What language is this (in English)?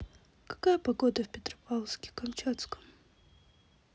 Russian